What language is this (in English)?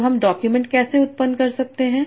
Hindi